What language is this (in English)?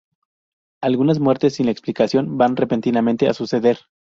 Spanish